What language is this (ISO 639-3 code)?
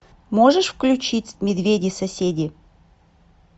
rus